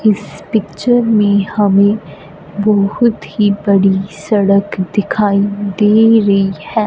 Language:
Hindi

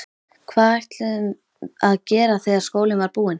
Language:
Icelandic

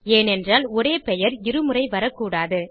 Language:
Tamil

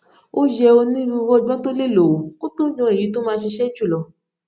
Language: Yoruba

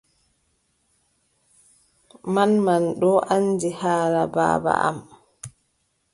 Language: Adamawa Fulfulde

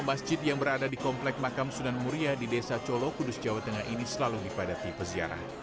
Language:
Indonesian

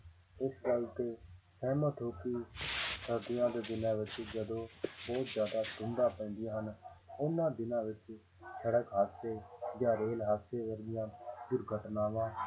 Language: Punjabi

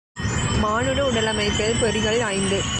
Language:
Tamil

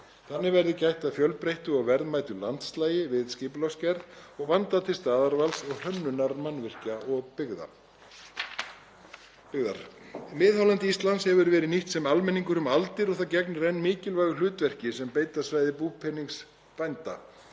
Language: Icelandic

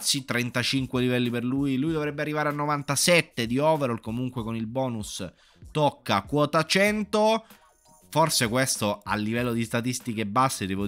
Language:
Italian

